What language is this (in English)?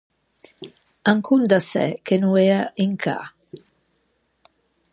Ligurian